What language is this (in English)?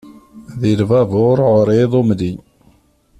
Kabyle